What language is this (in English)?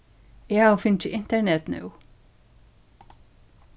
Faroese